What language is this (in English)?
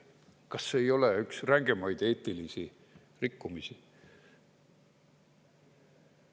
Estonian